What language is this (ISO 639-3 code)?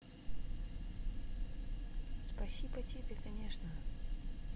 rus